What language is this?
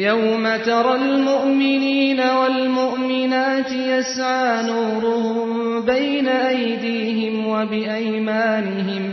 Turkish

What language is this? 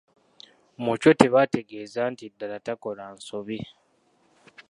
Ganda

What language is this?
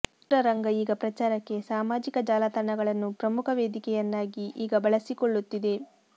Kannada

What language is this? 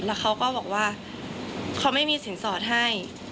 Thai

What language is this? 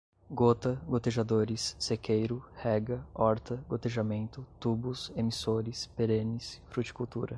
Portuguese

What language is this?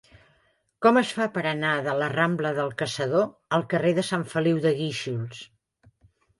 Catalan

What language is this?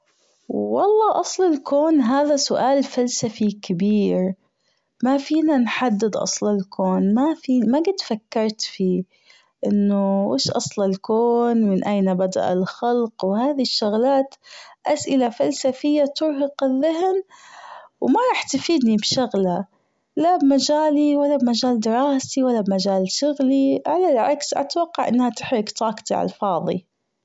Gulf Arabic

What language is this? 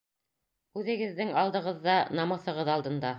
Bashkir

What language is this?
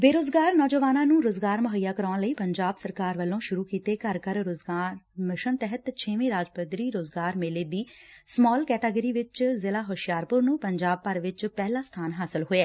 Punjabi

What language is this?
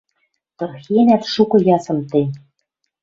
Western Mari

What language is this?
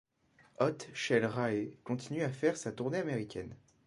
French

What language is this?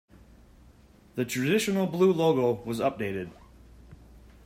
English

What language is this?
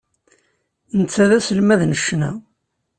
Kabyle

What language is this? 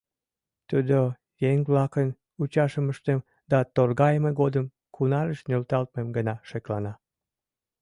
Mari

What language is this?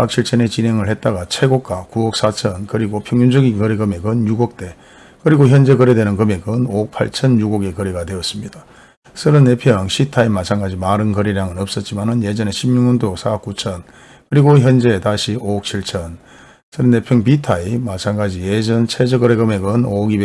Korean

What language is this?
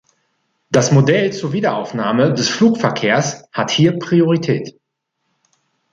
German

